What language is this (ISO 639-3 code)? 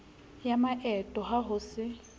sot